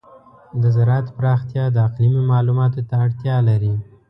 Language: Pashto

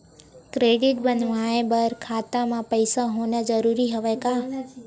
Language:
Chhattisgarhi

